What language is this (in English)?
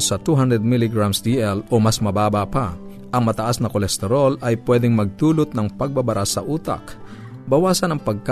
Filipino